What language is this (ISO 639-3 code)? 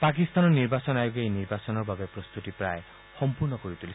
asm